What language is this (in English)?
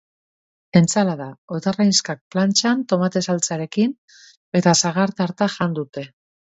Basque